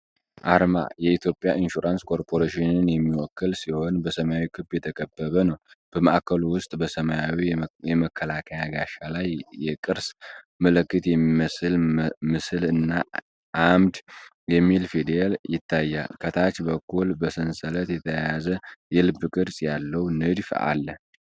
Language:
Amharic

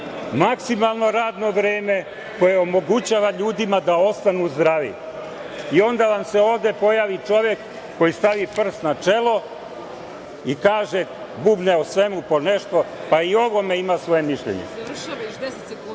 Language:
Serbian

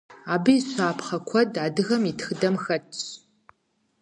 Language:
Kabardian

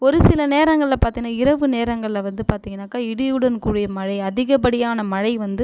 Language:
Tamil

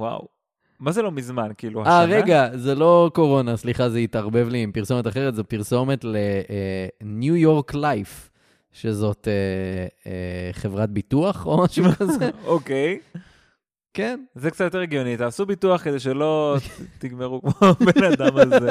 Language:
Hebrew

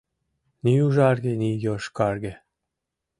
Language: Mari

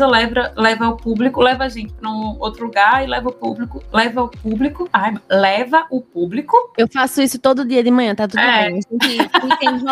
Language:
Portuguese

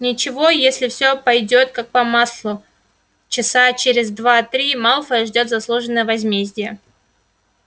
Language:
Russian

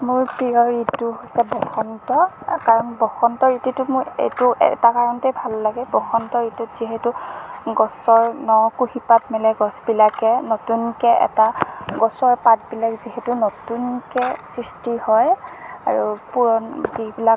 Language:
Assamese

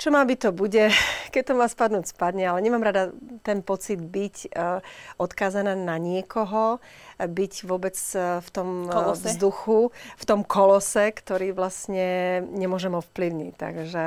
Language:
Slovak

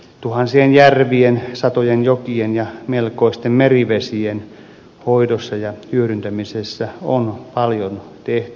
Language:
Finnish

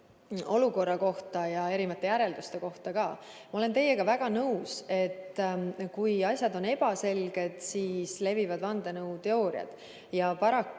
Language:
Estonian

